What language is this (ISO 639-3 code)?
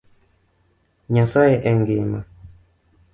luo